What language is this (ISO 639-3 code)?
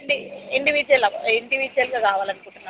tel